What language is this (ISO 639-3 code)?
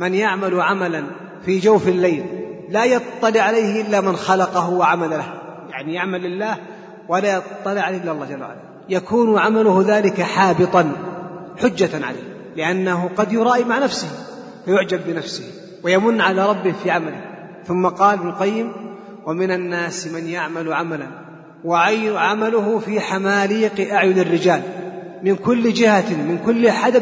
ara